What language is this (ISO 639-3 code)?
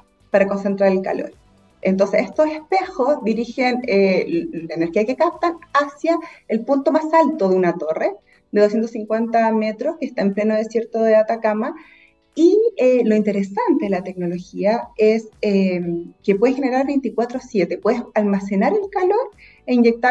spa